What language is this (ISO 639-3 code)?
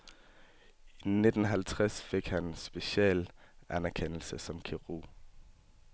dan